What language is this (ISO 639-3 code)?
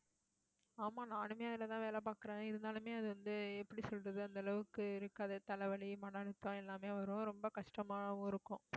tam